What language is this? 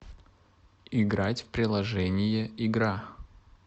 Russian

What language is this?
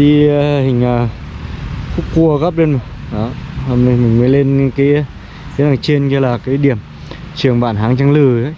Vietnamese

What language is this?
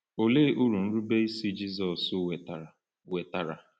Igbo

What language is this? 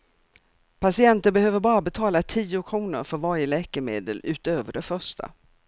Swedish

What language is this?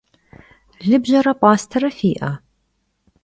Kabardian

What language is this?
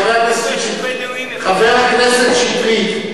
Hebrew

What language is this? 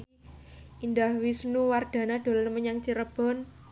Javanese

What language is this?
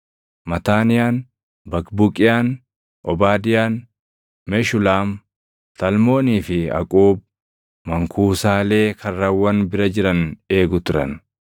Oromo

